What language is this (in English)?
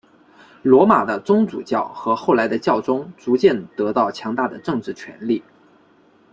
Chinese